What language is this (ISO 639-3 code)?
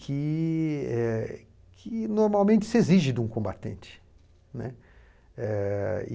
por